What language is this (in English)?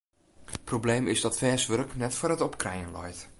Western Frisian